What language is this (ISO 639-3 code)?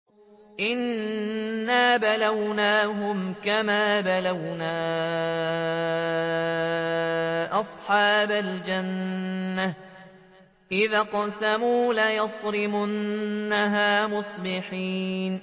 ara